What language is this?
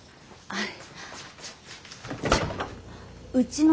Japanese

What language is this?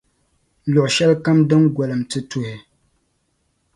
Dagbani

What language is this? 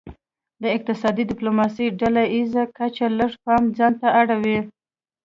Pashto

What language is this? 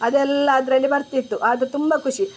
Kannada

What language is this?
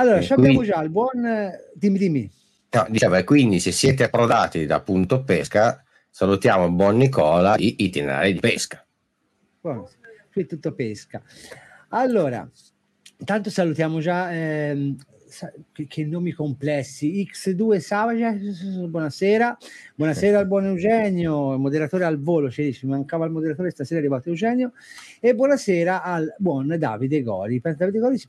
Italian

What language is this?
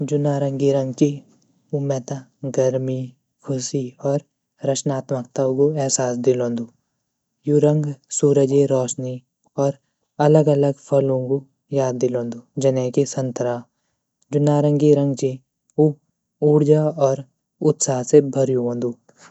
Garhwali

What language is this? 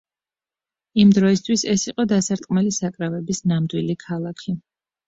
Georgian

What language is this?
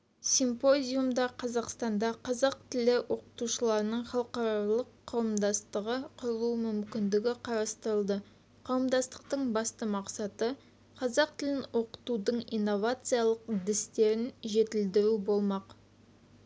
Kazakh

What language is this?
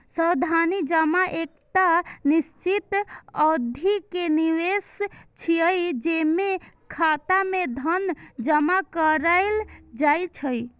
Maithili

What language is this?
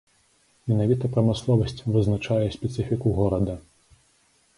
Belarusian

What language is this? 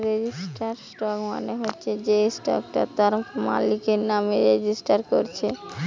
Bangla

